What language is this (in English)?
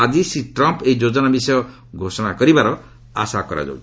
Odia